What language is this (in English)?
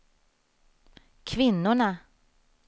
Swedish